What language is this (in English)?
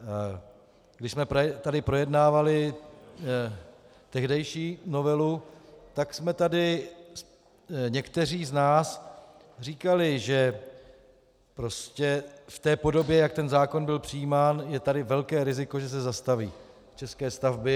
Czech